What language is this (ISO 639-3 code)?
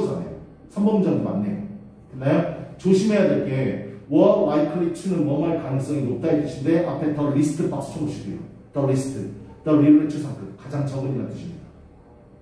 kor